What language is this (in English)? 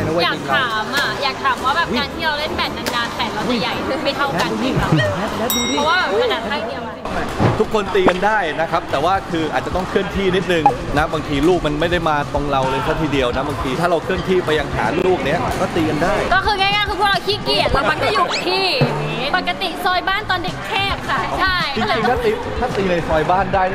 Thai